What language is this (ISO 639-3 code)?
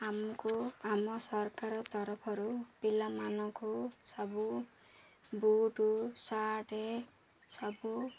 ori